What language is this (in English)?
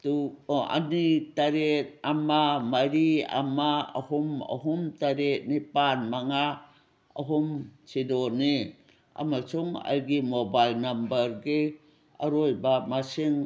Manipuri